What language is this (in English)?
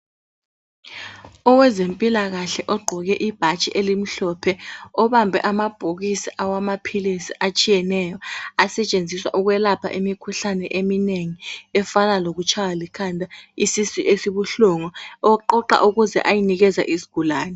North Ndebele